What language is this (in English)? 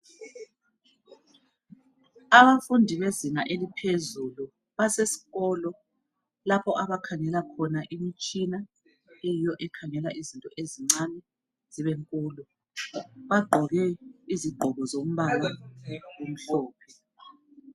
North Ndebele